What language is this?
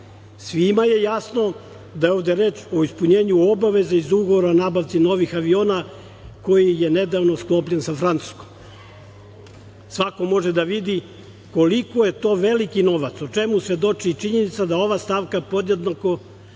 Serbian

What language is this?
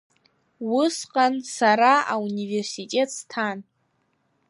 Abkhazian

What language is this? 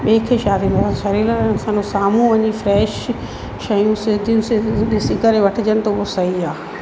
Sindhi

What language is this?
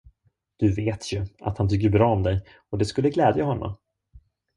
Swedish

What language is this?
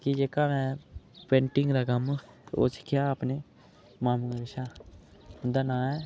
Dogri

